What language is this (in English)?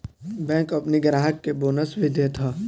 Bhojpuri